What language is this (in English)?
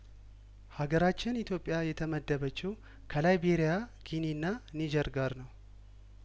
Amharic